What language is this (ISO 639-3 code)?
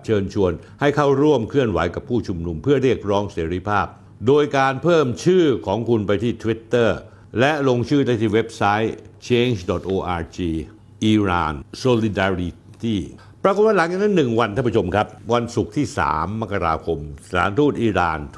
tha